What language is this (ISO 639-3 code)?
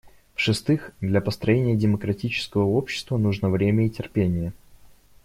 rus